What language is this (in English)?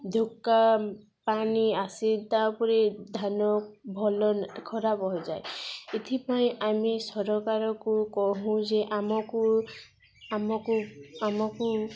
Odia